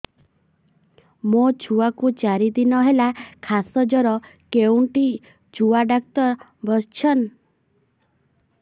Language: Odia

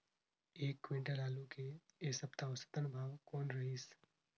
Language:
Chhattisgarhi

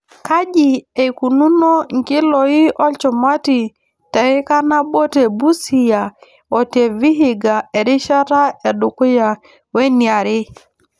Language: Masai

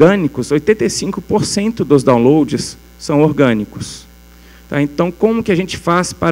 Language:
Portuguese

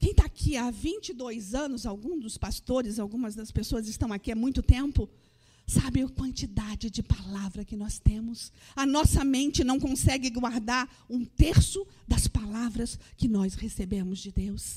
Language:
Portuguese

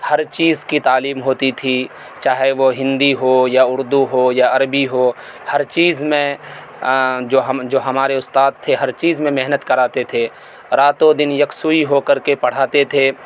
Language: Urdu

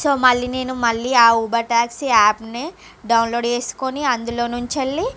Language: Telugu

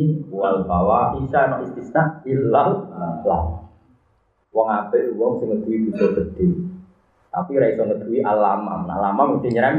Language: Malay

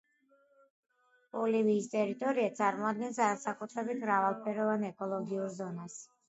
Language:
Georgian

